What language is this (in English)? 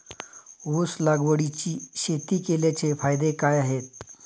Marathi